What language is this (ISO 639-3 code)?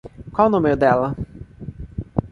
por